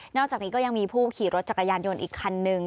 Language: Thai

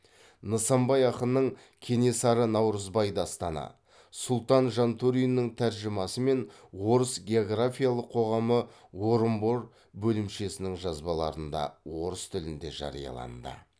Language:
Kazakh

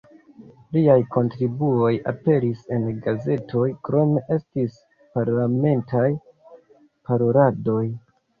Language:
Esperanto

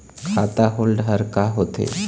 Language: Chhattisgarhi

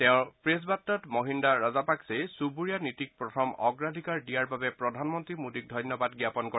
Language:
Assamese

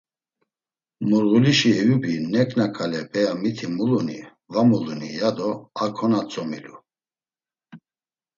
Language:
Laz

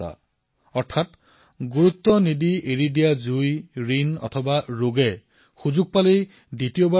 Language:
Assamese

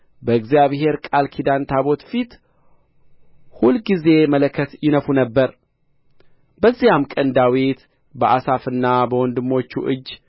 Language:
Amharic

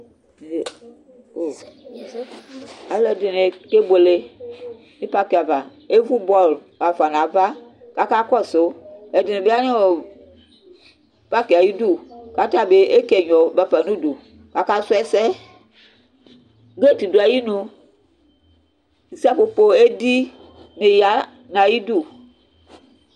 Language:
Ikposo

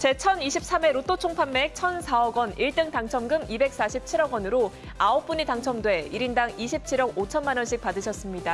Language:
Korean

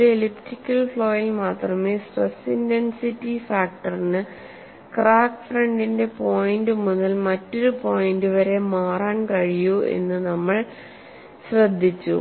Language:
Malayalam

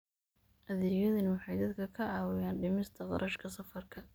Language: Somali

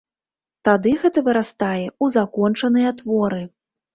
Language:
Belarusian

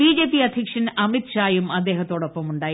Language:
Malayalam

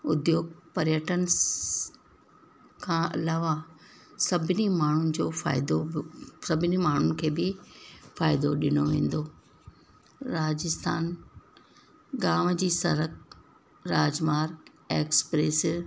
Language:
Sindhi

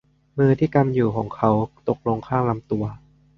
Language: Thai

